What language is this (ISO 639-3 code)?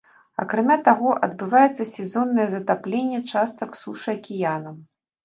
bel